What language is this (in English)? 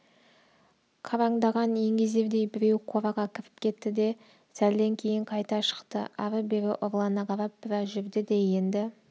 Kazakh